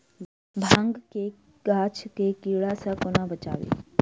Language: Maithili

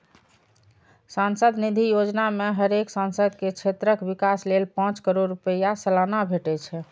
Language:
Maithili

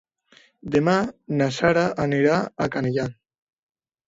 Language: Catalan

